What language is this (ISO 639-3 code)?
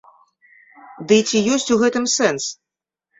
bel